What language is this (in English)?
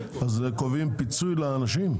Hebrew